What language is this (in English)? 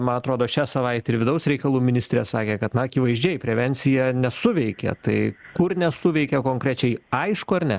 Lithuanian